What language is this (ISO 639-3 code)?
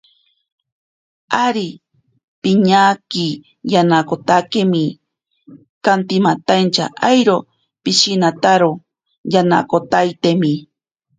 prq